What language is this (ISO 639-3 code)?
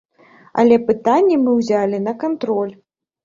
bel